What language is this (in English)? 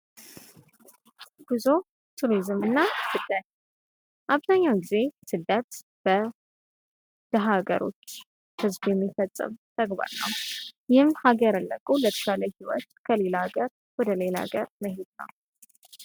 Amharic